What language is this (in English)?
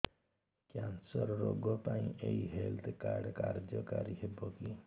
Odia